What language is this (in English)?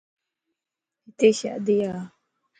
Lasi